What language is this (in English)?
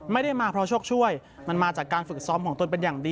Thai